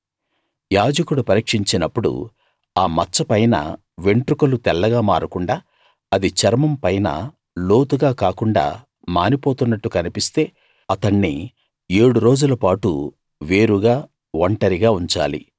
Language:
Telugu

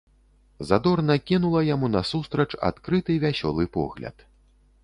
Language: Belarusian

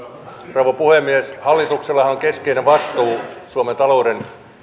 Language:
Finnish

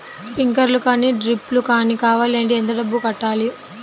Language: Telugu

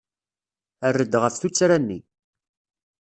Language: Kabyle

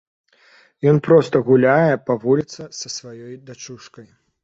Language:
Belarusian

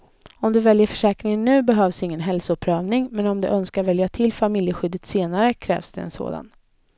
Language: Swedish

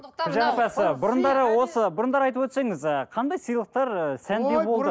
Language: Kazakh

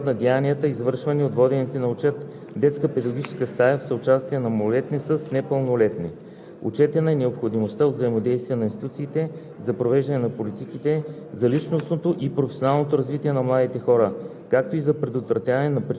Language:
Bulgarian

